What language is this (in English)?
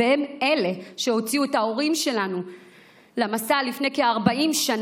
Hebrew